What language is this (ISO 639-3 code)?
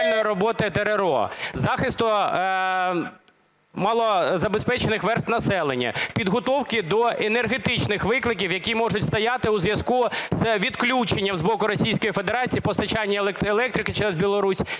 ukr